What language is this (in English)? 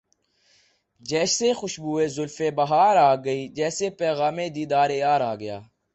Urdu